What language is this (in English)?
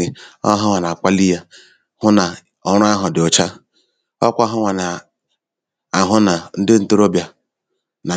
Igbo